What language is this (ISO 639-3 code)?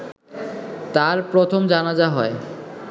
ben